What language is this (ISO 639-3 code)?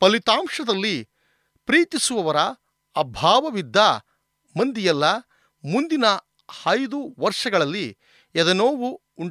kan